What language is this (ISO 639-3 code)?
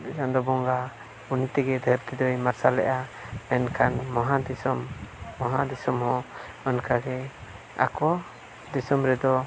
sat